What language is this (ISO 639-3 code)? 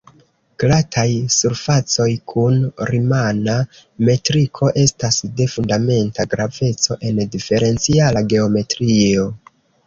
epo